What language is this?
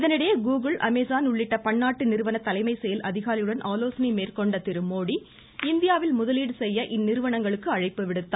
Tamil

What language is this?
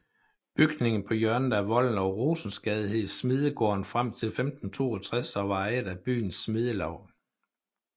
Danish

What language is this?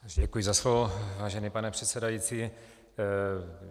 Czech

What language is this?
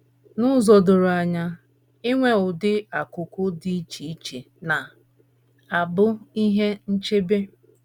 Igbo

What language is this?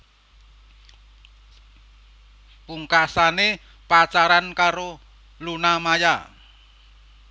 Javanese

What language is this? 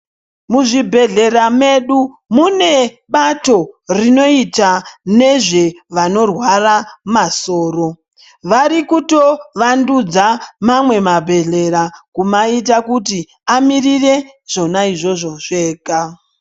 Ndau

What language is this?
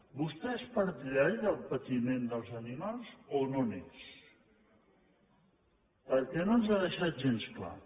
Catalan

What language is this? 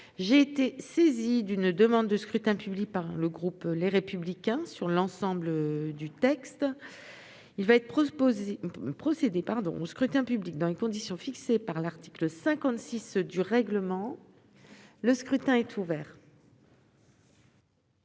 French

